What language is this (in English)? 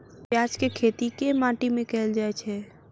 Maithili